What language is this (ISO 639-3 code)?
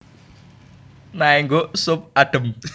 jav